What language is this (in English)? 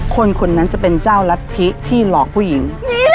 Thai